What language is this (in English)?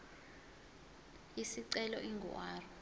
Zulu